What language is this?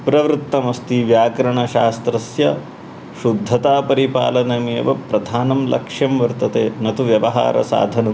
Sanskrit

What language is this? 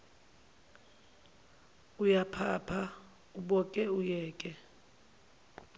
Zulu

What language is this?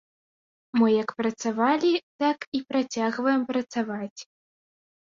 Belarusian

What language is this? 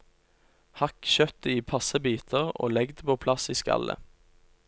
Norwegian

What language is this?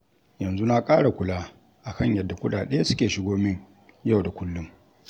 Hausa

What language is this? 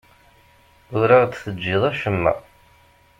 Kabyle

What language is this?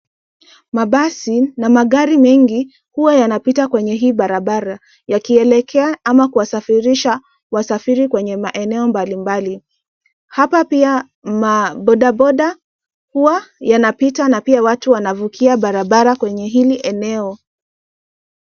Swahili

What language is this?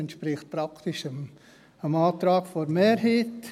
Swiss German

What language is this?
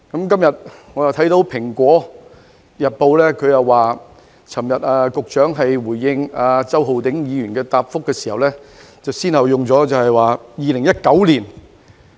Cantonese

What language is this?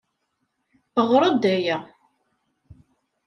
Kabyle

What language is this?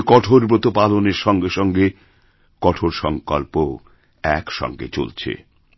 Bangla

